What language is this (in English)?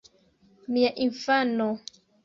Esperanto